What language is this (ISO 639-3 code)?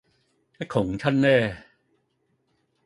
yue